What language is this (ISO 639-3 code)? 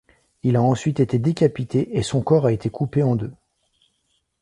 fra